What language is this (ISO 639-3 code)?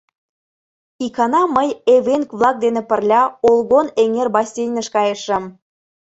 chm